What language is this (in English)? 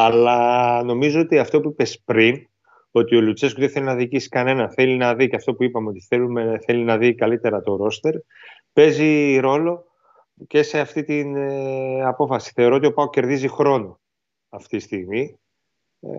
Greek